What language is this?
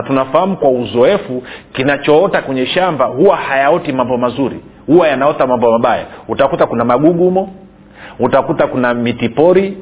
Swahili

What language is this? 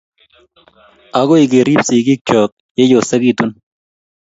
Kalenjin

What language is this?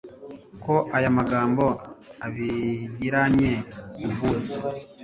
Kinyarwanda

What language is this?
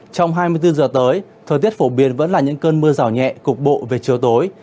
Vietnamese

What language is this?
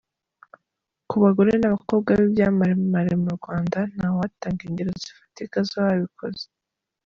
Kinyarwanda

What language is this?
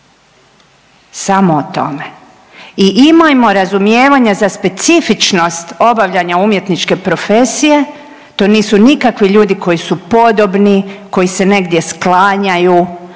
Croatian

